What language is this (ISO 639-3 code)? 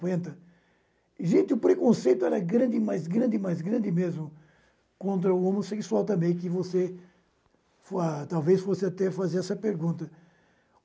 por